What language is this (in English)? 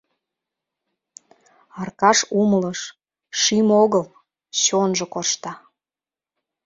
Mari